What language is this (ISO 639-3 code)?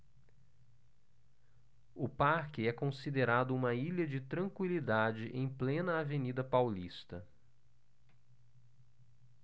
por